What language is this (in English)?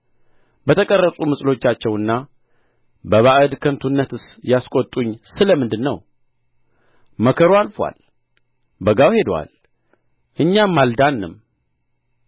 Amharic